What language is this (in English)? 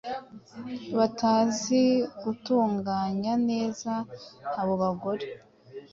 Kinyarwanda